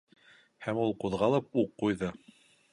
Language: Bashkir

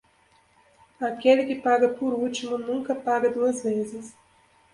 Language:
Portuguese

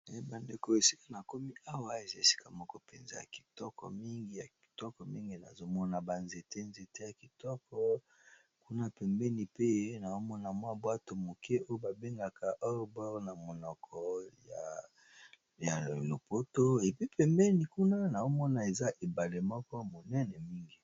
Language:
Lingala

